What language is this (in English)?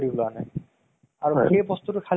Assamese